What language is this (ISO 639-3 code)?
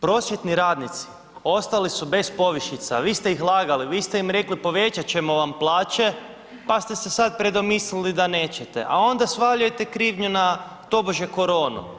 hrv